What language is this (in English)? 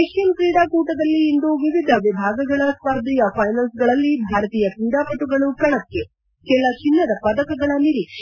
Kannada